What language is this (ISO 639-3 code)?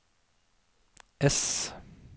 nor